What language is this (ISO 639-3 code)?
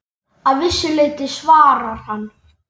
isl